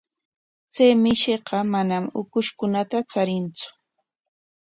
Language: Corongo Ancash Quechua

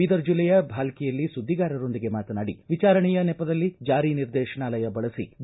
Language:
Kannada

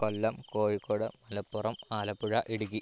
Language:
Malayalam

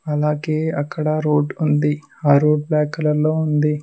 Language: Telugu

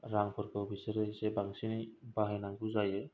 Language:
Bodo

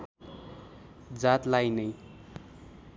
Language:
Nepali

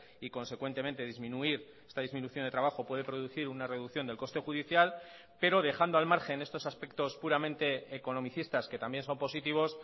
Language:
Spanish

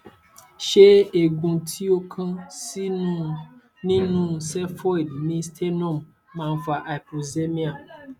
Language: Yoruba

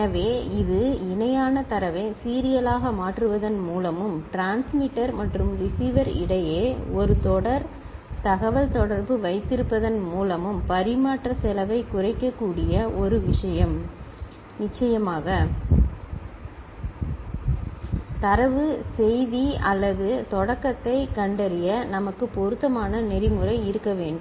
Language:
Tamil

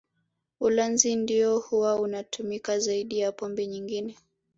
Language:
Swahili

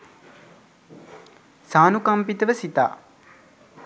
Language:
Sinhala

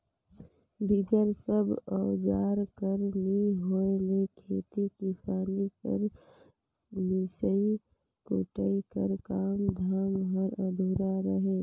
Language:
Chhattisgarhi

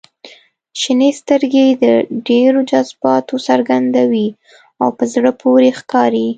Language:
Pashto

